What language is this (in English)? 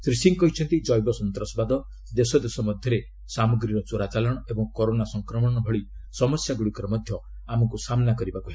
Odia